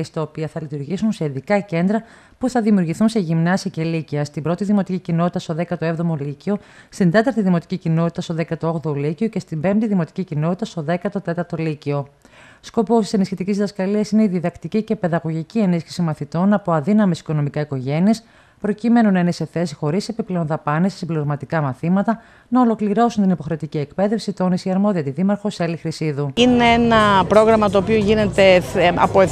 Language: Greek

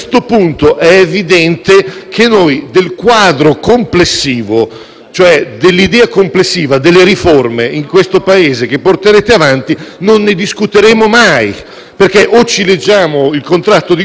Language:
Italian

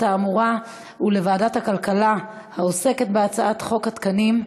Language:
Hebrew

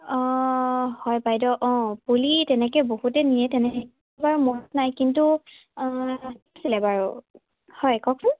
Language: Assamese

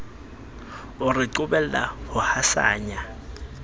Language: Southern Sotho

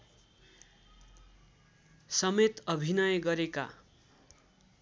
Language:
Nepali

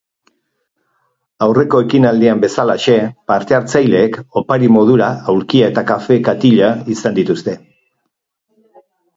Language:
Basque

